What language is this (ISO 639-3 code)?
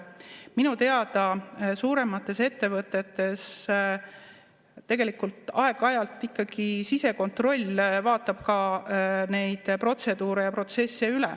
est